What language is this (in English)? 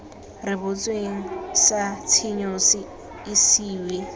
Tswana